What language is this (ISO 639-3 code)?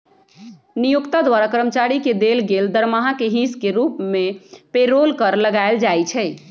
mag